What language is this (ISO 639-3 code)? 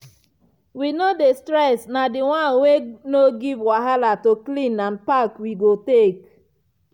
pcm